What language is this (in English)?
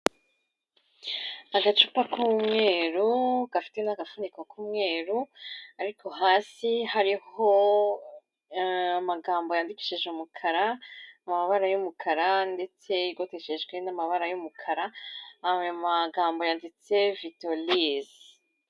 Kinyarwanda